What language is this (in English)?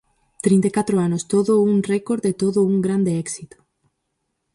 Galician